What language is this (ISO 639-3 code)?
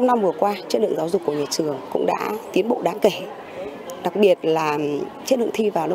vie